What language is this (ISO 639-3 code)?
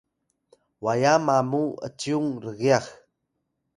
tay